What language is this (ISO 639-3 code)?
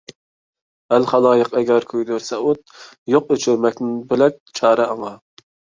uig